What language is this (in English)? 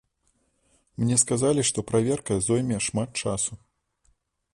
Belarusian